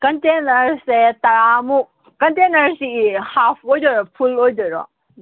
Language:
Manipuri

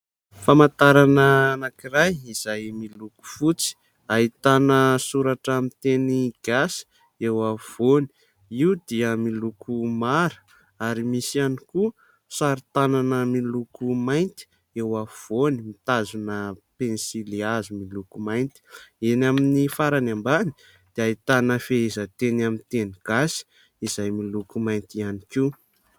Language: Malagasy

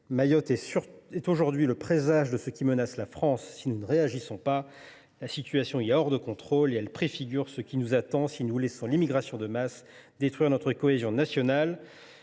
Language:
French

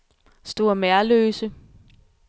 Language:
Danish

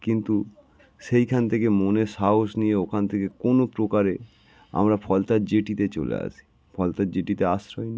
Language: Bangla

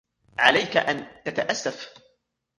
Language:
Arabic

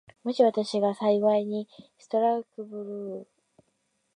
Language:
Japanese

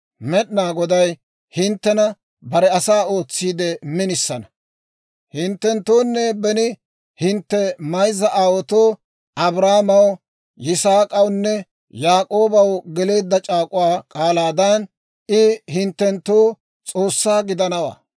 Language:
Dawro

